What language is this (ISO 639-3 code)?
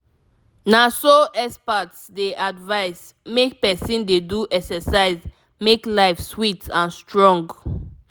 pcm